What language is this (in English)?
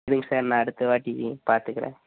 Tamil